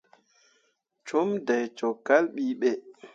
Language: Mundang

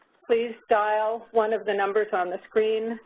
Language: English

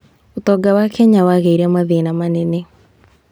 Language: Kikuyu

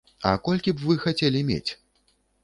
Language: Belarusian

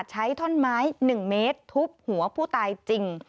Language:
Thai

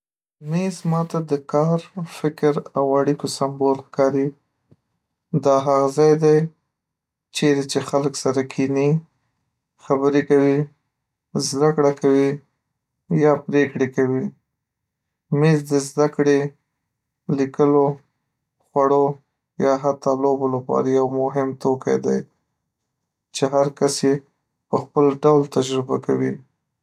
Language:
Pashto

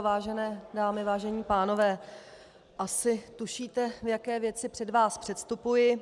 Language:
Czech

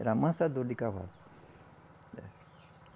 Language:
Portuguese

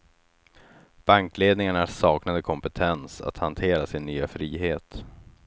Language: Swedish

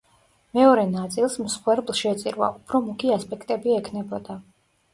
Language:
Georgian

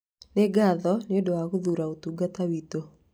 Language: Kikuyu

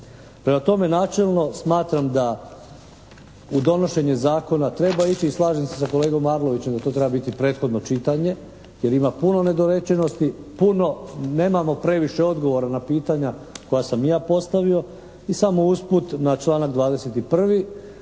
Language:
Croatian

